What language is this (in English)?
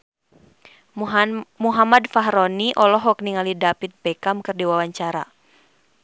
Sundanese